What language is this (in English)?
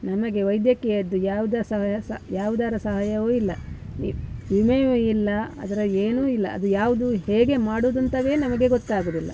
Kannada